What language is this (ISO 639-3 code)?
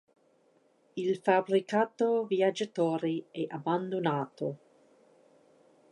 ita